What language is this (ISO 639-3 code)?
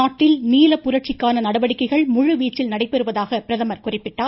tam